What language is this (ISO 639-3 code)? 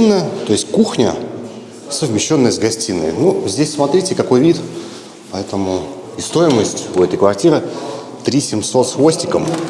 rus